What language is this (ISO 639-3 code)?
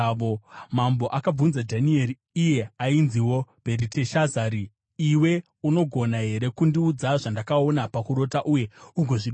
sna